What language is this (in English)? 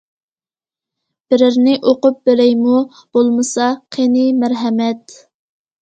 Uyghur